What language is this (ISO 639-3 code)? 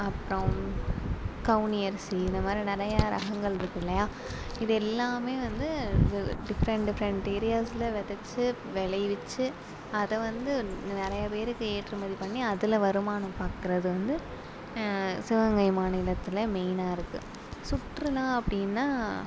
tam